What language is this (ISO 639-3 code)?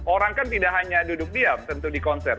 ind